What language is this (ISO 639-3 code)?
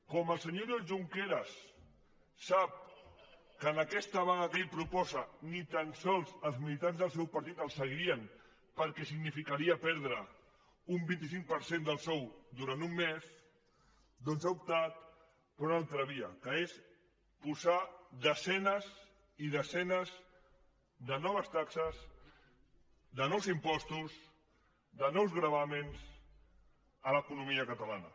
cat